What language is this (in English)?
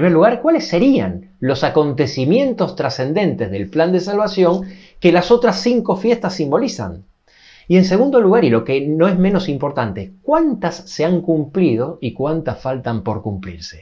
Spanish